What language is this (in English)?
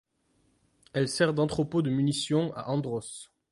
French